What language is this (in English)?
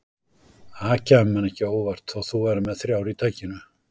Icelandic